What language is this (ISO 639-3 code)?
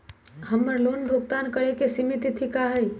mag